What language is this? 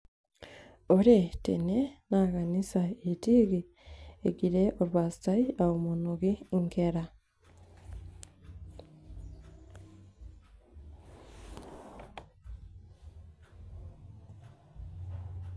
Masai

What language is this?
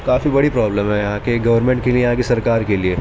Urdu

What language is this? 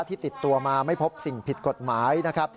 Thai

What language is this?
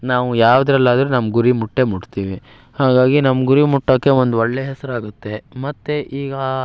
Kannada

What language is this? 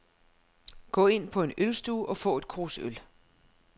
Danish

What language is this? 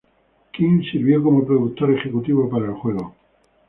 Spanish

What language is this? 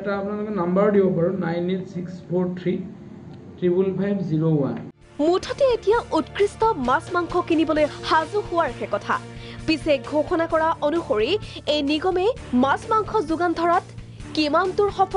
Bangla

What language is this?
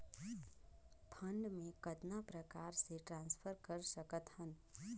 Chhattisgarhi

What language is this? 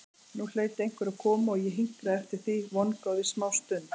Icelandic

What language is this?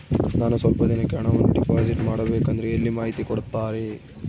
Kannada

